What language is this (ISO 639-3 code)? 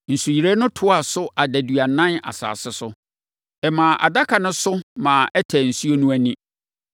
aka